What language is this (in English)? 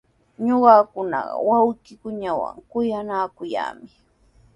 Sihuas Ancash Quechua